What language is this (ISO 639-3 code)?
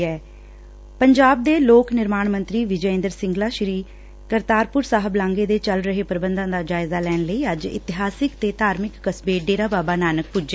pan